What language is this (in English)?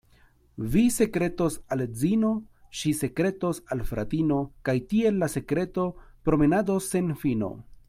Esperanto